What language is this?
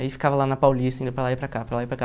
Portuguese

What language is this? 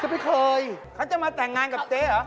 Thai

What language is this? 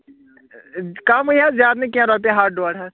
Kashmiri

